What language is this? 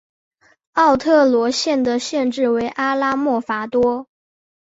Chinese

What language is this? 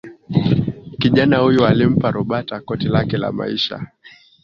Swahili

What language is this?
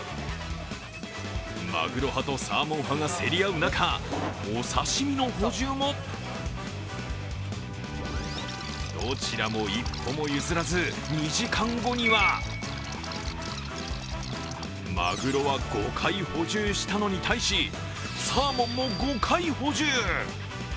Japanese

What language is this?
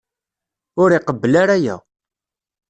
Kabyle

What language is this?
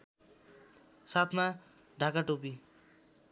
Nepali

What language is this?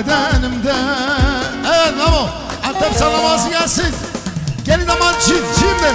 Turkish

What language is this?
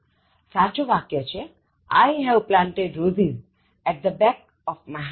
Gujarati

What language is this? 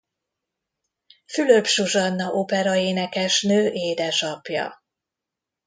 Hungarian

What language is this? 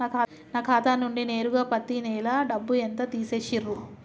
Telugu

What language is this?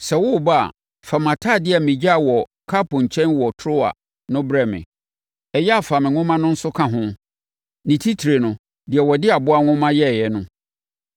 Akan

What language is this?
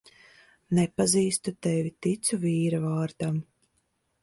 Latvian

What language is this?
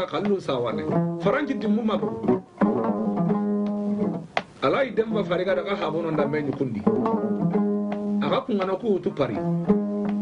Indonesian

